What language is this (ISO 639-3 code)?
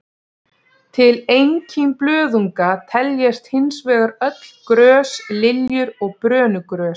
isl